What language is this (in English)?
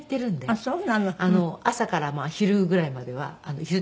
Japanese